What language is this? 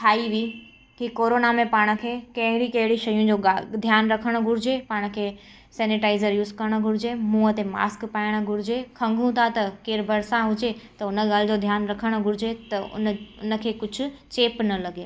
Sindhi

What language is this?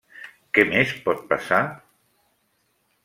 Catalan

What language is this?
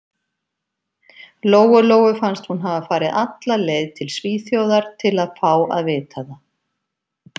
Icelandic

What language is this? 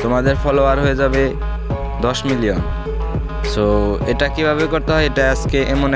Indonesian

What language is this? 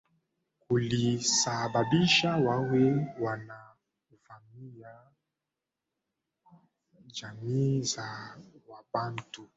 Swahili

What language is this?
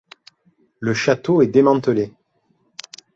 French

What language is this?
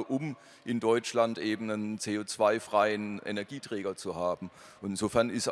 German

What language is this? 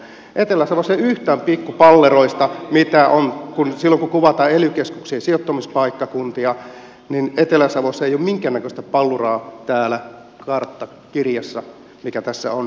Finnish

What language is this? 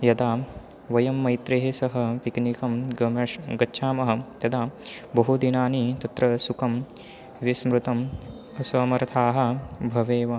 Sanskrit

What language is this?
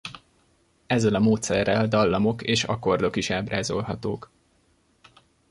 Hungarian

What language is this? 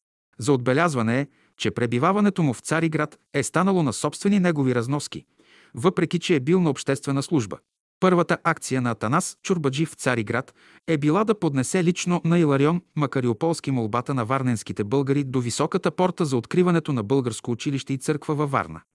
Bulgarian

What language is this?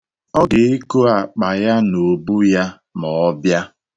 Igbo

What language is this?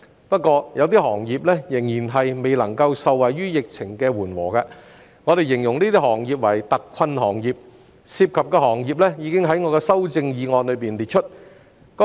Cantonese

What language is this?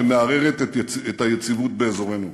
Hebrew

